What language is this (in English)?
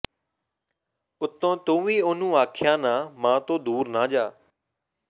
Punjabi